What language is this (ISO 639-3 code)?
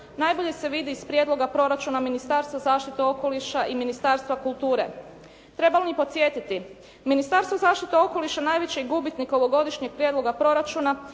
hrv